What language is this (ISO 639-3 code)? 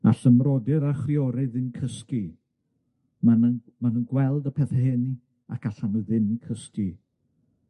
cym